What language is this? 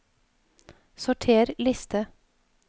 Norwegian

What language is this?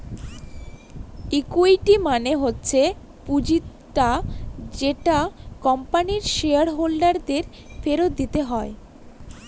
Bangla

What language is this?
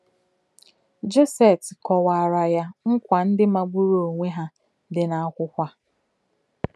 Igbo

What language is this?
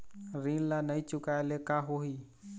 Chhattisgarhi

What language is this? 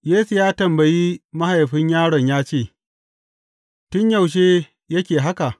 Hausa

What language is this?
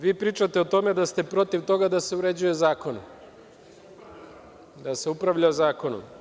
Serbian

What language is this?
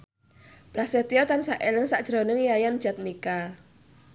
Javanese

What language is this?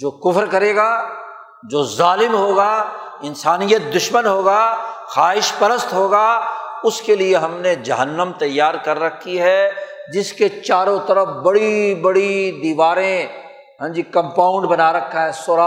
Urdu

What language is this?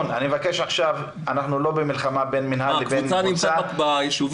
Hebrew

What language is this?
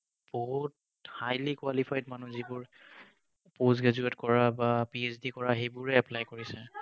Assamese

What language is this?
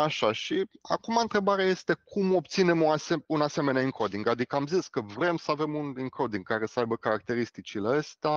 Romanian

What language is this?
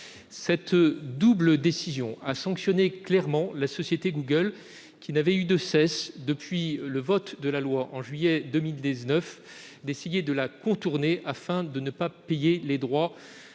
French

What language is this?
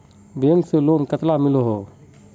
Magahi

